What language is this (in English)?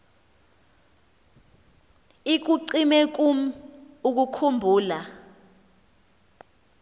Xhosa